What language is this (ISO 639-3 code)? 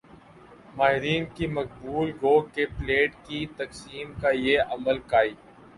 urd